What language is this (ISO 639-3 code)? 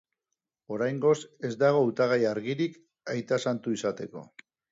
eus